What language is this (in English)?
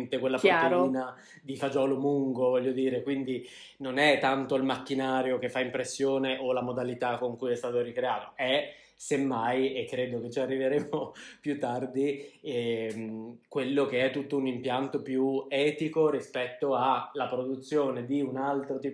Italian